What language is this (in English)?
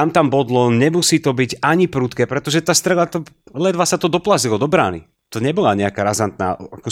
Czech